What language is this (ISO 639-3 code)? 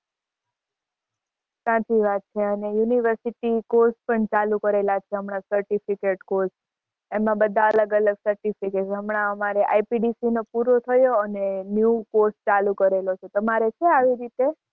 guj